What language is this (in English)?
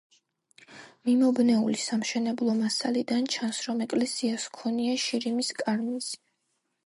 Georgian